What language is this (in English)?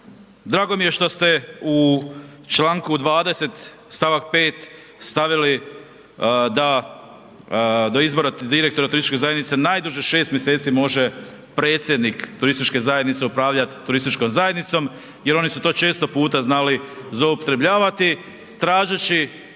Croatian